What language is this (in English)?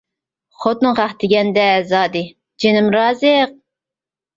Uyghur